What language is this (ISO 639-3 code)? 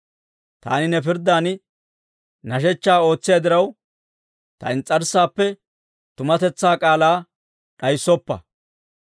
dwr